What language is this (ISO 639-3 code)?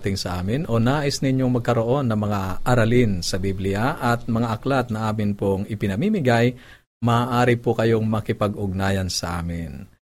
fil